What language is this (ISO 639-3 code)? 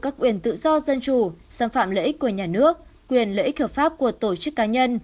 vie